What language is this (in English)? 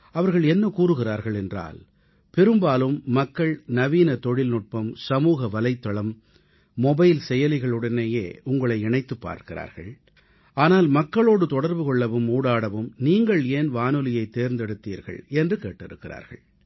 Tamil